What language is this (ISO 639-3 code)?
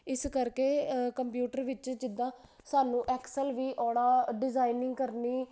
pan